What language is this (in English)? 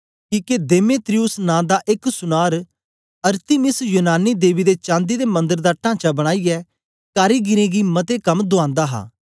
Dogri